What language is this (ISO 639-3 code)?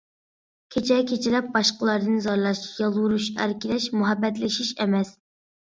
uig